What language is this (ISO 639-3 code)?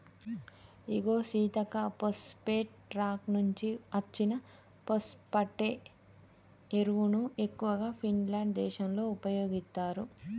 tel